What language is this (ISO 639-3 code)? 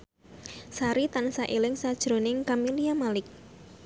jav